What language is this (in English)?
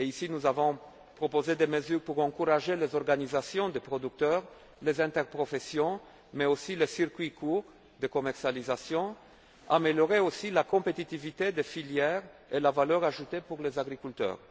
French